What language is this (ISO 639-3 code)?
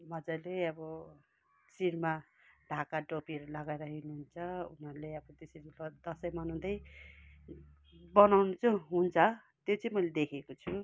nep